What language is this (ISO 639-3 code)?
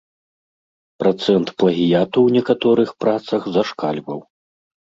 bel